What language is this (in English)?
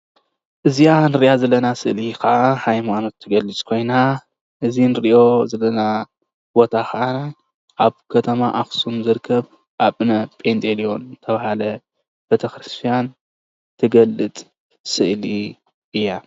Tigrinya